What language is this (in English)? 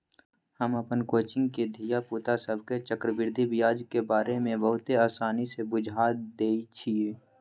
Magahi